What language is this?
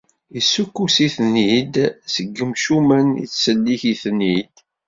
Kabyle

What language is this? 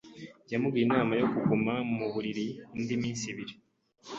Kinyarwanda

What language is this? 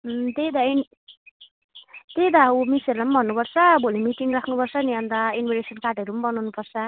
Nepali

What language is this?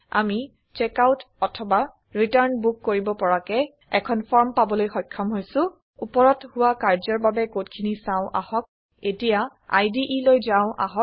Assamese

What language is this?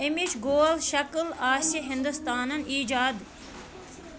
Kashmiri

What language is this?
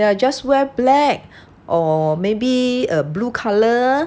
English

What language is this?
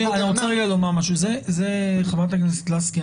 Hebrew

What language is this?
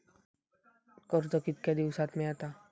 Marathi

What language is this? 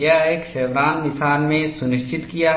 Hindi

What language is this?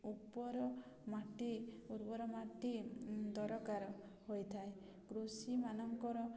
Odia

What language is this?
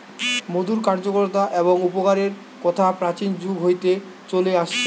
Bangla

